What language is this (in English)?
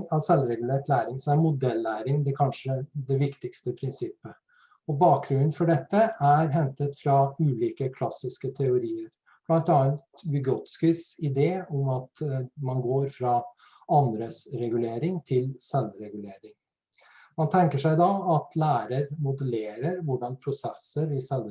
Norwegian